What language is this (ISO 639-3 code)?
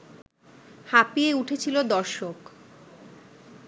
ben